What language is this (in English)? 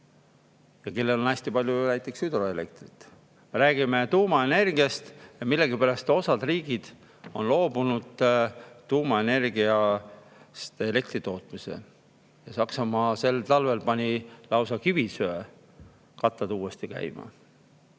Estonian